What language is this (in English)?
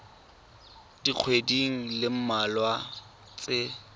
Tswana